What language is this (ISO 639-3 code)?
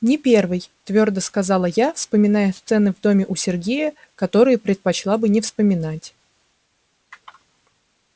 rus